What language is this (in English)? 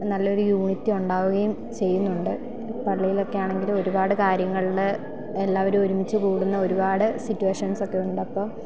Malayalam